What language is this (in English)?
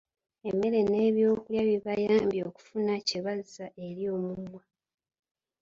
Ganda